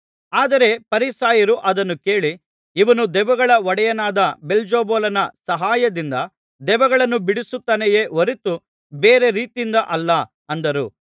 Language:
Kannada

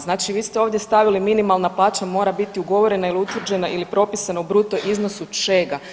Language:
Croatian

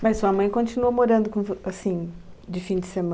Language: Portuguese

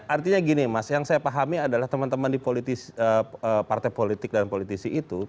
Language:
Indonesian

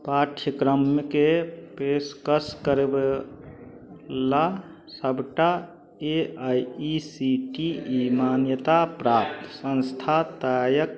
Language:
Maithili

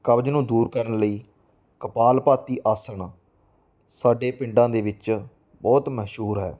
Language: Punjabi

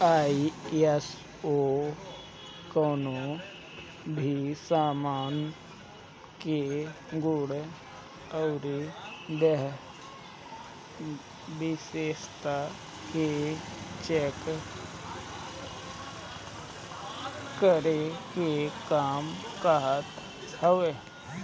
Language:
Bhojpuri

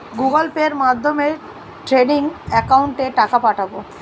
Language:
Bangla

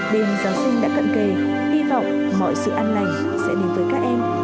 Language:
Vietnamese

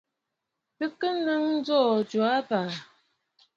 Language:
Bafut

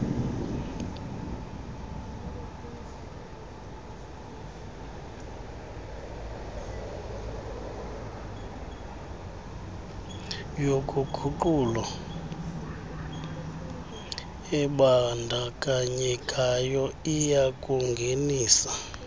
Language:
Xhosa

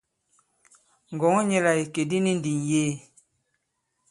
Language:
Bankon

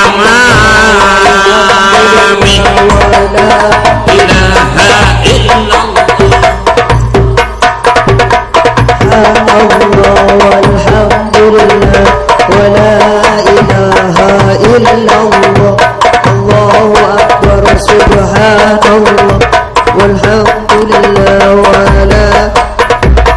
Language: Arabic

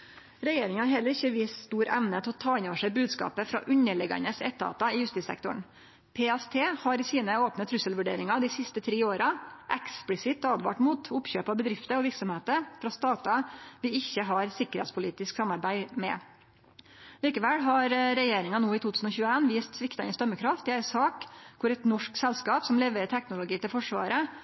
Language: Norwegian Nynorsk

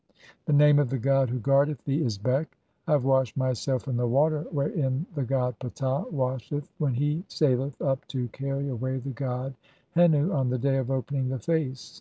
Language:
English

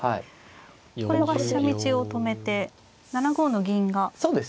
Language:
Japanese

